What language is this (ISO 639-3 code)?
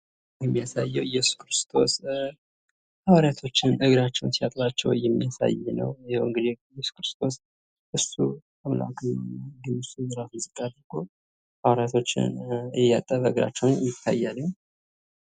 amh